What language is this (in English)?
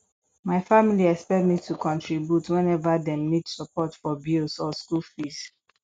Nigerian Pidgin